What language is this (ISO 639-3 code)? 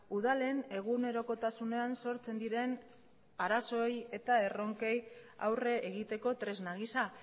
eus